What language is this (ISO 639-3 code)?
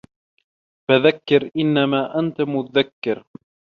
ara